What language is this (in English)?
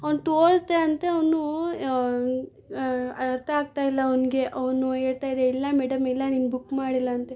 Kannada